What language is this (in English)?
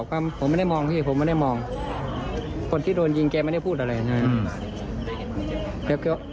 Thai